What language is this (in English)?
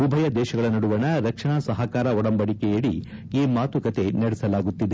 Kannada